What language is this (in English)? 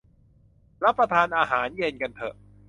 Thai